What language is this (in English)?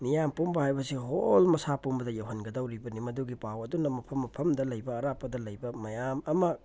Manipuri